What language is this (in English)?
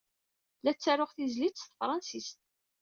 Kabyle